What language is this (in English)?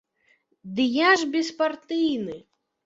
Belarusian